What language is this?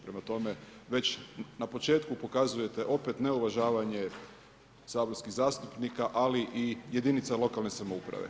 Croatian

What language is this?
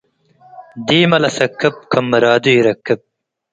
Tigre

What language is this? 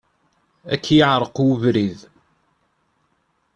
Kabyle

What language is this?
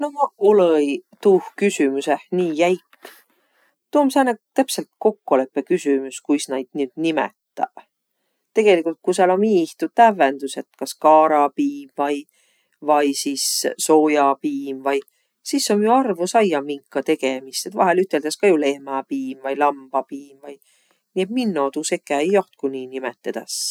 Võro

